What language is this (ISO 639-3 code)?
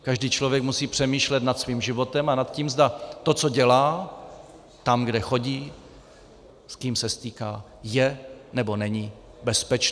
ces